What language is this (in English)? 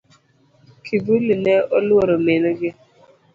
Luo (Kenya and Tanzania)